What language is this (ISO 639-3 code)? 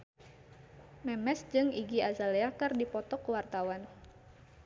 sun